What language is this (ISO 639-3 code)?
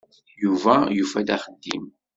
kab